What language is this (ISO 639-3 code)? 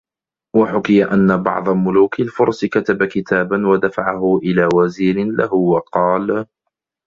ara